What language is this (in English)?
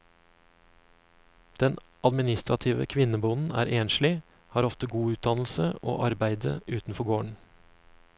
Norwegian